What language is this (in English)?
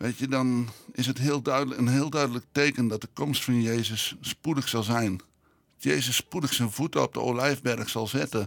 Dutch